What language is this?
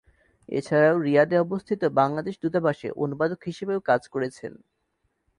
Bangla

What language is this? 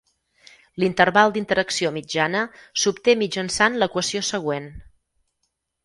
Catalan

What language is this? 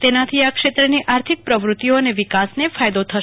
Gujarati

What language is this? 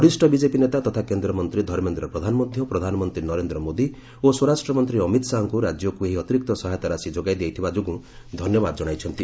Odia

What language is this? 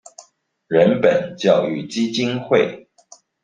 Chinese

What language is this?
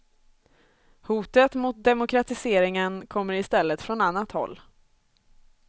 Swedish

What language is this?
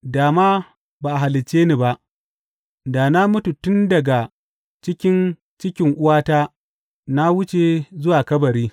Hausa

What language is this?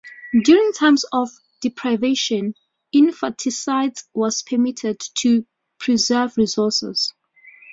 English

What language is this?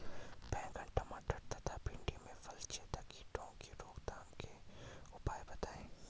Hindi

